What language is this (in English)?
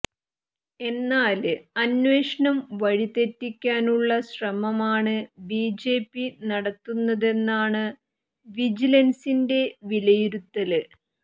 Malayalam